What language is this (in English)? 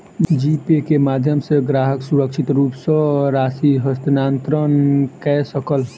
Maithili